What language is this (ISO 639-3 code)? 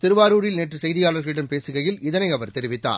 tam